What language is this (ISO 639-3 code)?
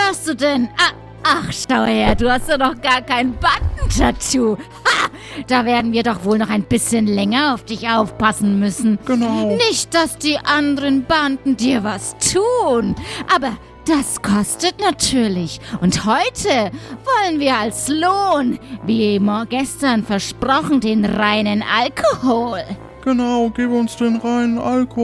deu